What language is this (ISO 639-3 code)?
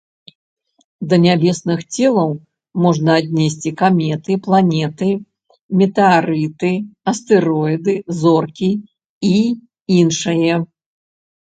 bel